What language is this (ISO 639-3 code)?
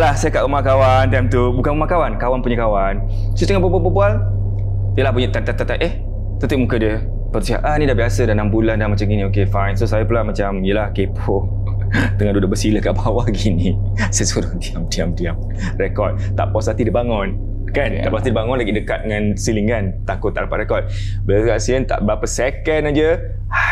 msa